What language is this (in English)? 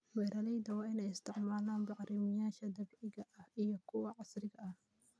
Somali